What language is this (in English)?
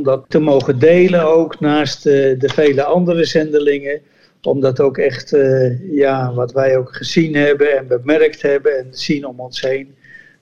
Dutch